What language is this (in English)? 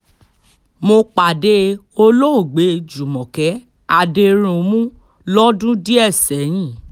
Yoruba